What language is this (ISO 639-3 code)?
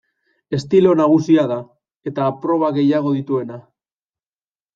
eus